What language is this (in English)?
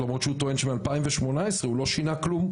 Hebrew